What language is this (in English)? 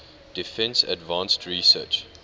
English